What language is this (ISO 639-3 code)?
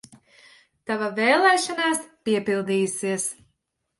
lav